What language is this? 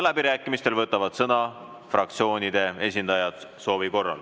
Estonian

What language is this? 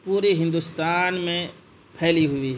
Urdu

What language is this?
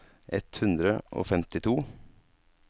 Norwegian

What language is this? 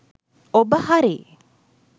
Sinhala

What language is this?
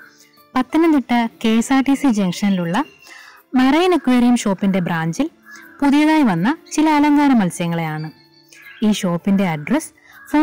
Turkish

